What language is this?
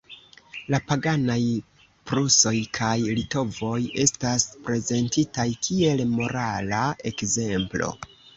Esperanto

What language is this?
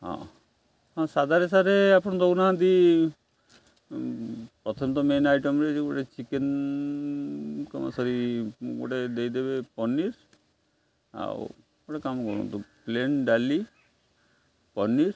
Odia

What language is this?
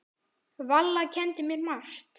Icelandic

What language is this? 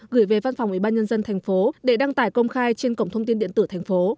Vietnamese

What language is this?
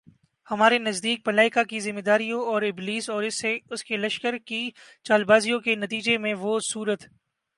Urdu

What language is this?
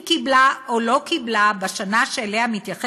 Hebrew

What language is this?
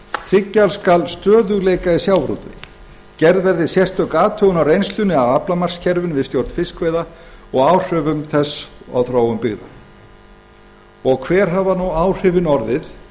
Icelandic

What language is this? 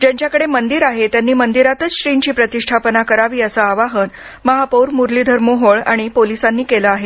Marathi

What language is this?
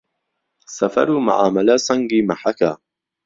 Central Kurdish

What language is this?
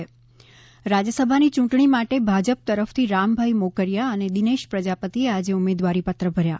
Gujarati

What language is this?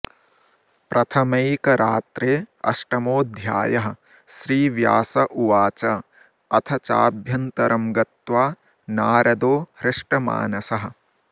Sanskrit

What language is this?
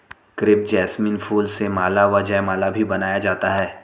Hindi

